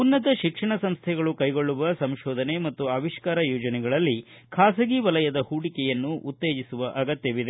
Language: Kannada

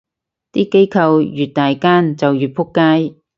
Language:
Cantonese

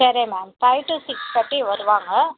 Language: Tamil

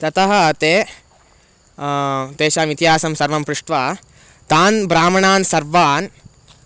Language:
Sanskrit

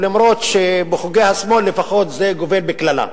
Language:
Hebrew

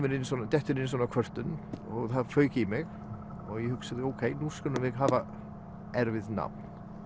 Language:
Icelandic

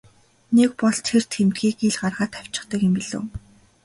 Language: Mongolian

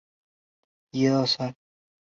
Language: Chinese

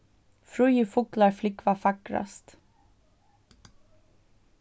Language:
Faroese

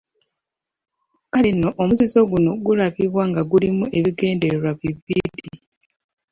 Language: Ganda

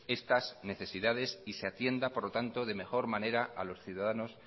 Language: Spanish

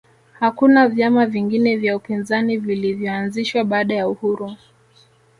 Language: Swahili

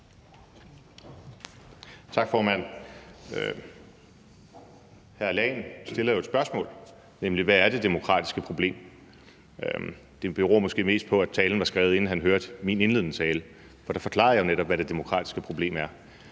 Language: Danish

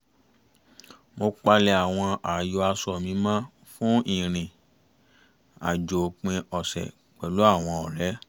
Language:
Yoruba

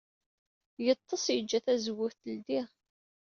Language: Kabyle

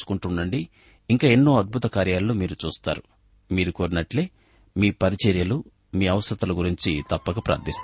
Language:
Telugu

